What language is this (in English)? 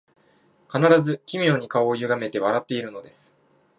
Japanese